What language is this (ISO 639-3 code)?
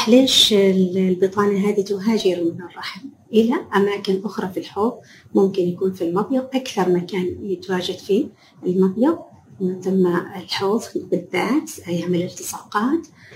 ara